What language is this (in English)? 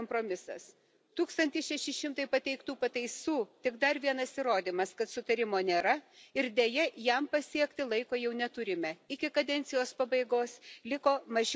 Lithuanian